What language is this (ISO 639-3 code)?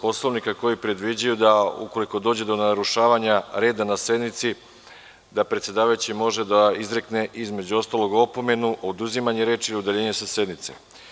srp